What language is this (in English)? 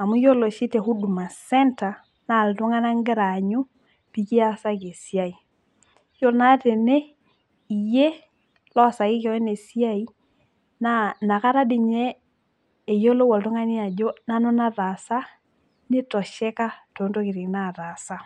Masai